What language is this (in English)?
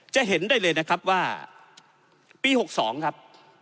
Thai